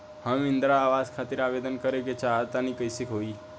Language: Bhojpuri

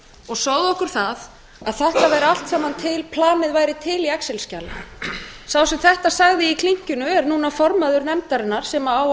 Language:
Icelandic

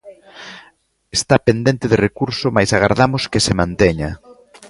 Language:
Galician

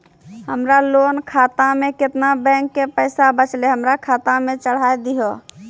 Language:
Maithili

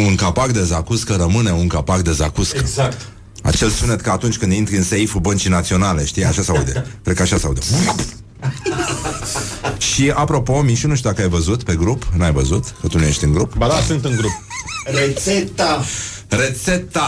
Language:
Romanian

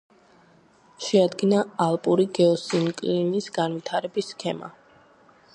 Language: Georgian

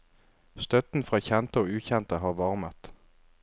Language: Norwegian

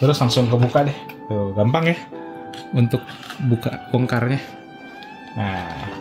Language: Indonesian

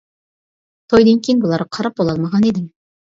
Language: Uyghur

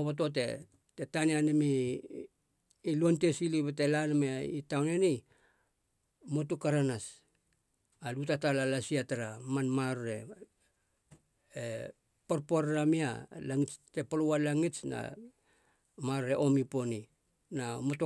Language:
Halia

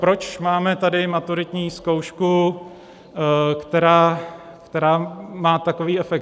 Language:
Czech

